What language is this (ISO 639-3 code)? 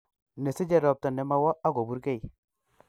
kln